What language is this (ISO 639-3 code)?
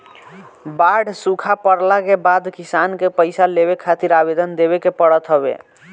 bho